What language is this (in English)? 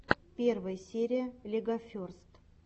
Russian